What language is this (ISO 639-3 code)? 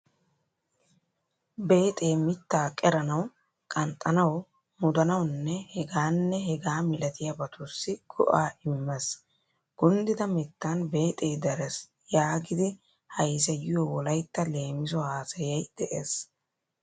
wal